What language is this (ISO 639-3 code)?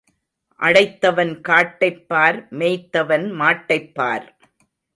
tam